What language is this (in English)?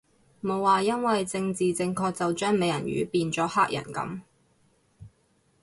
Cantonese